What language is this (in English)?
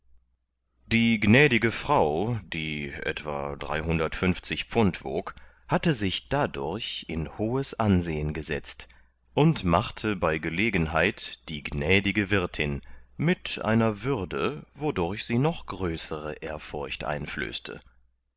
German